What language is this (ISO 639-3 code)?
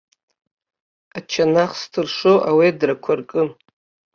abk